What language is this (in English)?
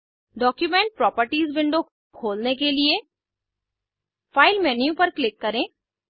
Hindi